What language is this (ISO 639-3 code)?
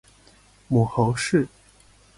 zho